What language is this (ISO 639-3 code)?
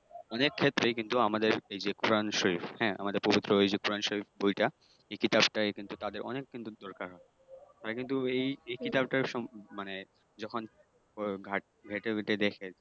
ben